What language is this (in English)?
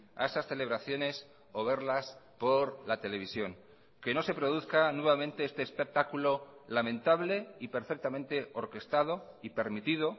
Spanish